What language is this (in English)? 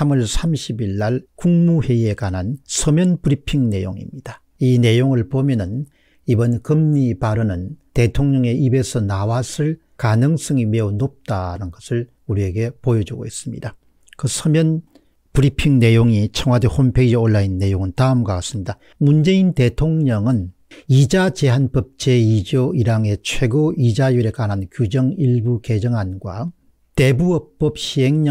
Korean